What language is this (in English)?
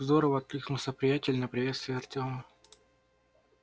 Russian